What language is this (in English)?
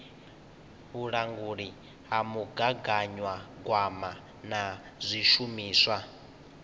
Venda